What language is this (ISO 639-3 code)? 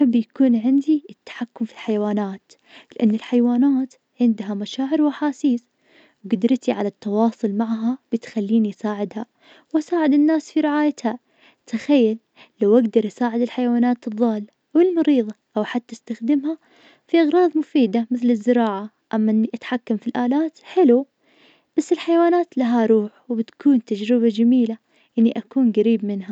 ars